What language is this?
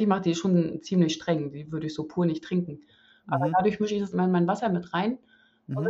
German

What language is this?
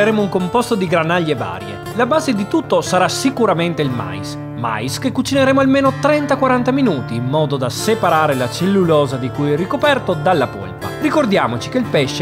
Italian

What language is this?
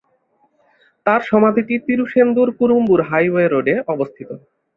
Bangla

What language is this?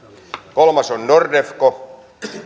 Finnish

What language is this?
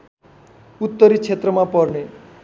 Nepali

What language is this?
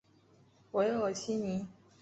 Chinese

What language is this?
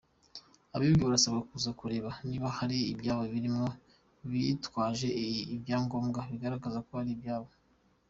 Kinyarwanda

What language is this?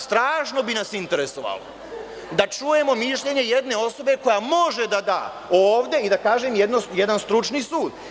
Serbian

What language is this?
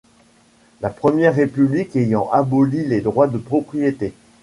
French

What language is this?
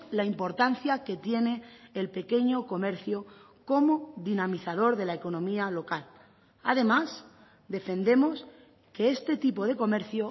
Spanish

